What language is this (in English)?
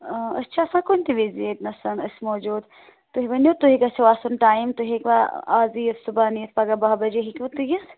Kashmiri